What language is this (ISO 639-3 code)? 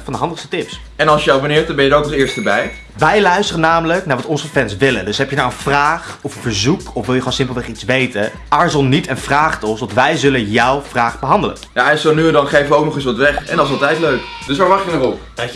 nld